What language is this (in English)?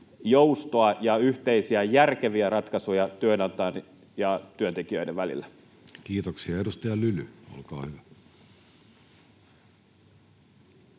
Finnish